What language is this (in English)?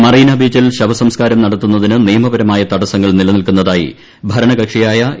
Malayalam